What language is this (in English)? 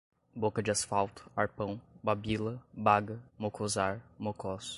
Portuguese